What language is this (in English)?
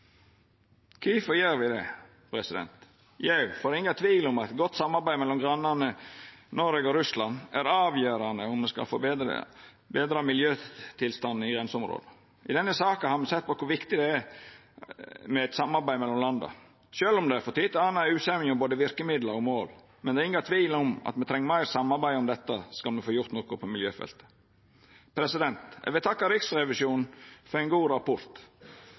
Norwegian Nynorsk